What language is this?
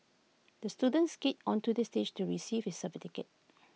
English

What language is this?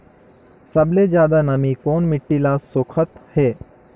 Chhattisgarhi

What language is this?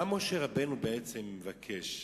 Hebrew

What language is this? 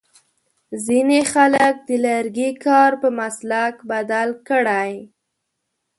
Pashto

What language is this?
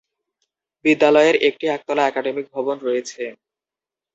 Bangla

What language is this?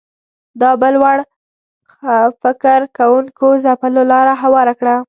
Pashto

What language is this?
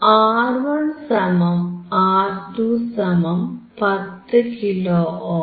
Malayalam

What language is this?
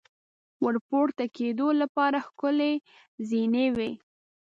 Pashto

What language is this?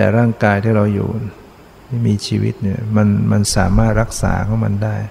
Thai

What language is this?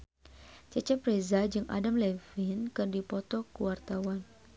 Sundanese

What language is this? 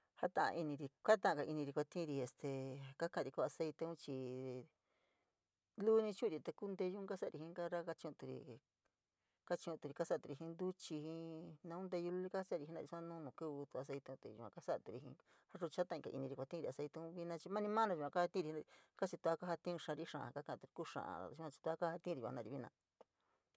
San Miguel El Grande Mixtec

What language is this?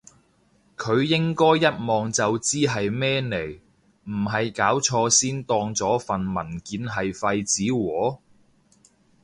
Cantonese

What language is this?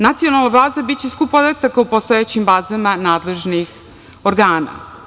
Serbian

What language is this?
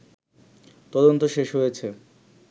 Bangla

